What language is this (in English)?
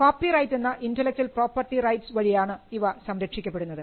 Malayalam